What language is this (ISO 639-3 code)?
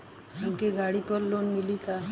bho